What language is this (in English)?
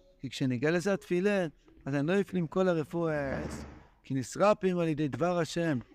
Hebrew